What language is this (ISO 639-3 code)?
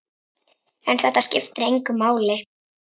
isl